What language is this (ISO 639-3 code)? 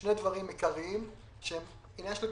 heb